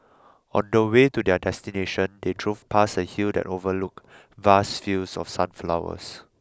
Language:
English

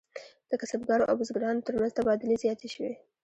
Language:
Pashto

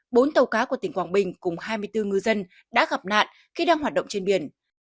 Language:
Vietnamese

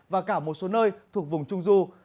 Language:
Vietnamese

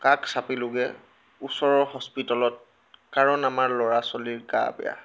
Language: Assamese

